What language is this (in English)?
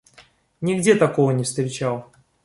Russian